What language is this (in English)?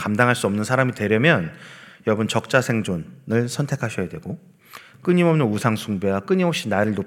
Korean